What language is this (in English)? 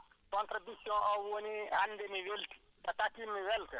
Wolof